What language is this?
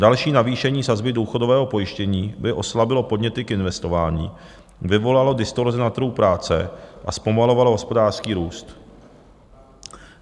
Czech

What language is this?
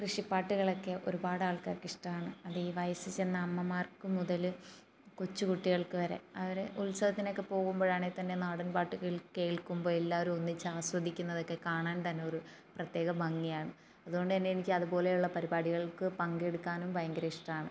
Malayalam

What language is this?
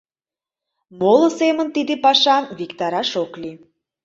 Mari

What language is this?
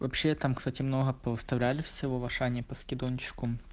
Russian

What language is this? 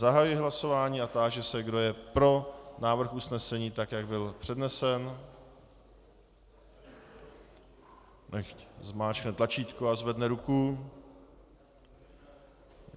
Czech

